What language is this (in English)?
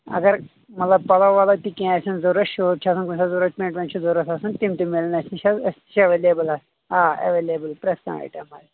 Kashmiri